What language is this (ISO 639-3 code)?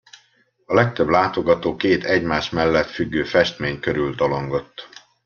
hun